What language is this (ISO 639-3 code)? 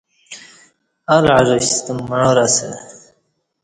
bsh